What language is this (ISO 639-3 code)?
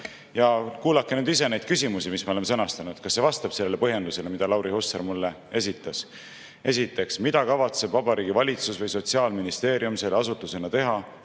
est